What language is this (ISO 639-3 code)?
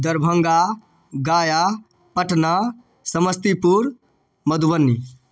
mai